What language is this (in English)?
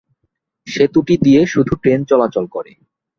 Bangla